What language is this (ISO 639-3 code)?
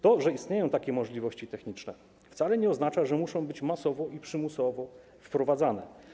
pol